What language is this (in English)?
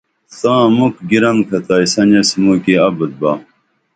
Dameli